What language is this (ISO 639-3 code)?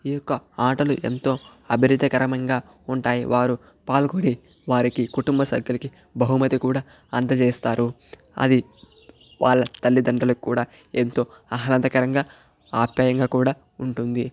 tel